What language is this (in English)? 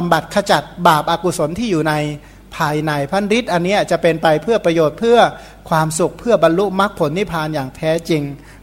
Thai